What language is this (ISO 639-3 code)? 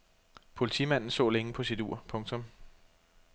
dan